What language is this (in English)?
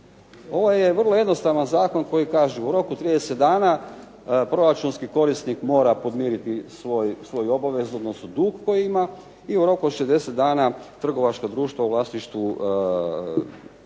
Croatian